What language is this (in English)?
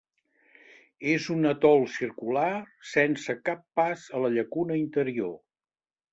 Catalan